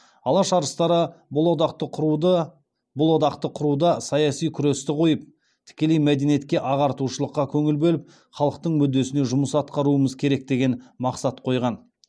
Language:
Kazakh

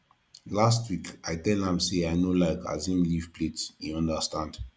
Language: Nigerian Pidgin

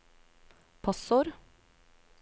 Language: Norwegian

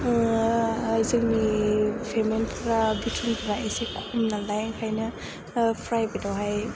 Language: Bodo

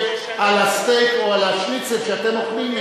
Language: Hebrew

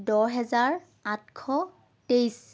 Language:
Assamese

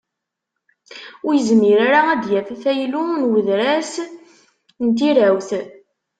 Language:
Kabyle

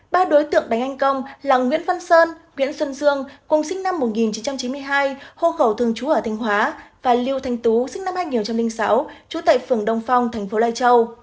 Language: Vietnamese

